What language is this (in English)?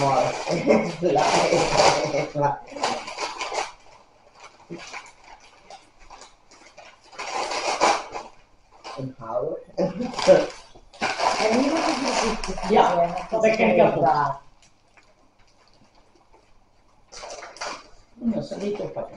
Dutch